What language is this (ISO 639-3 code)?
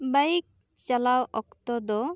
sat